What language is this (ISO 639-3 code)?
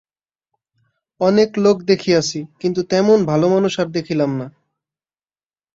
ben